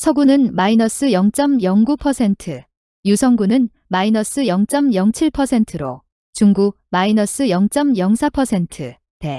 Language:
Korean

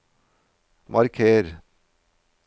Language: Norwegian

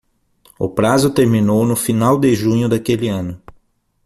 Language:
Portuguese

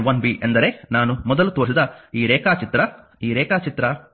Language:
Kannada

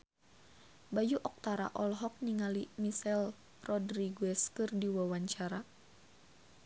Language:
Sundanese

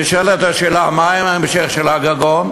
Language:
Hebrew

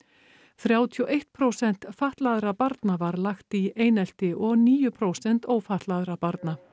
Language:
Icelandic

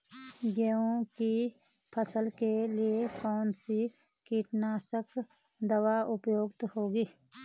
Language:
Hindi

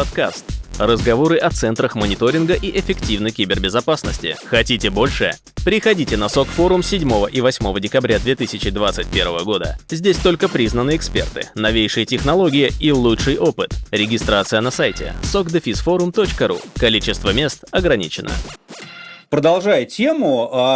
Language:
Russian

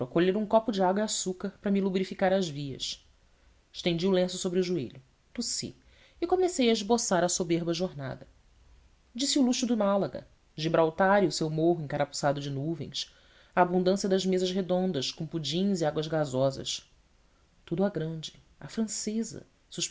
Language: Portuguese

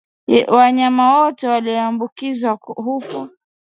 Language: Swahili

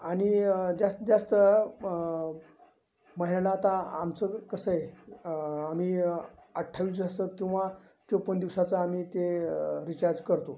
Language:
Marathi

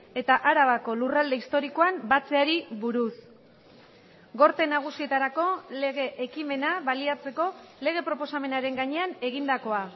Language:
Basque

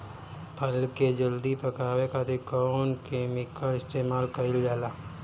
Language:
Bhojpuri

